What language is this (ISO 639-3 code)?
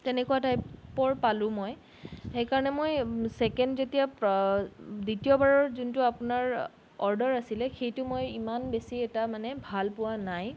asm